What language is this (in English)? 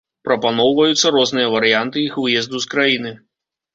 Belarusian